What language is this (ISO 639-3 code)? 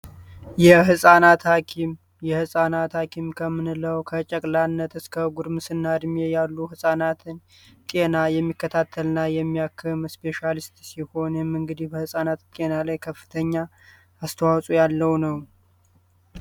amh